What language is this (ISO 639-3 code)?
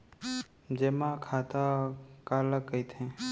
hne